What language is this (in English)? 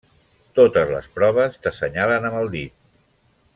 Catalan